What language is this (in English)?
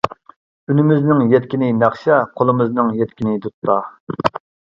Uyghur